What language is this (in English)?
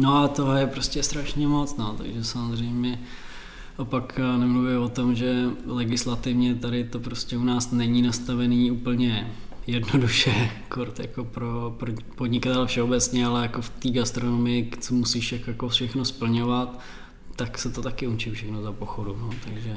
Czech